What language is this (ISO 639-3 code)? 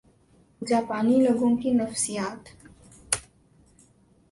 urd